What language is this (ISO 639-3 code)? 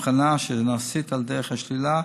heb